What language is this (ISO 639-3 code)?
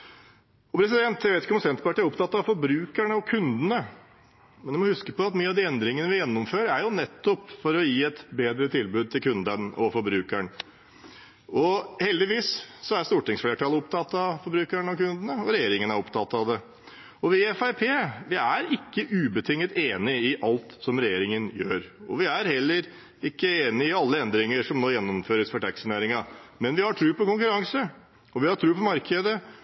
nob